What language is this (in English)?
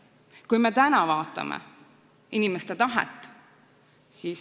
Estonian